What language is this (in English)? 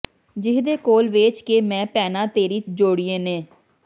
Punjabi